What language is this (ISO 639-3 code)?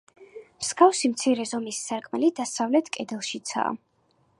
kat